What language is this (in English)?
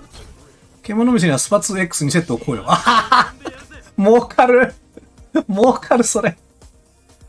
Japanese